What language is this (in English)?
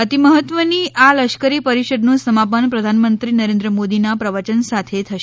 Gujarati